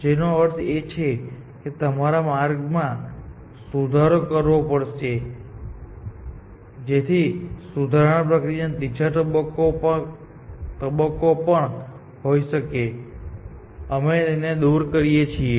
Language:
Gujarati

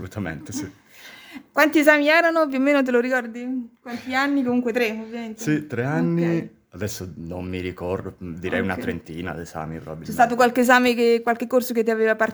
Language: Italian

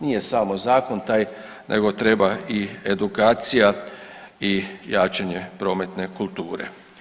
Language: Croatian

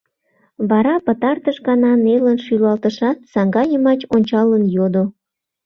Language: Mari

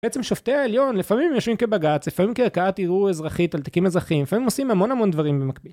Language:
Hebrew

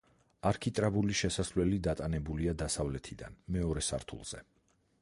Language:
Georgian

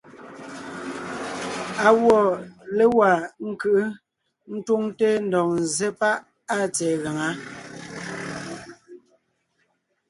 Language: Ngiemboon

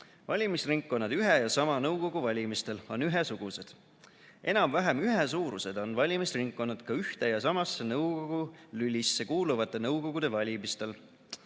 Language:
Estonian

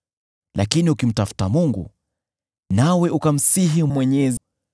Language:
Swahili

